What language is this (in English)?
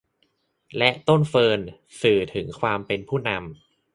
Thai